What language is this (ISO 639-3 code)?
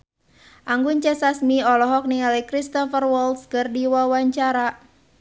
sun